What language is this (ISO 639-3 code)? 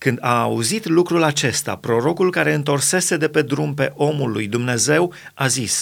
ron